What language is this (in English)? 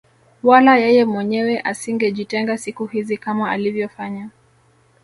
Swahili